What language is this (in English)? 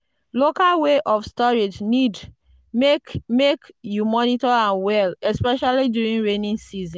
Nigerian Pidgin